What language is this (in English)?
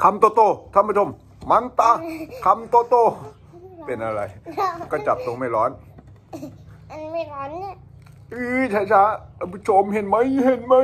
Thai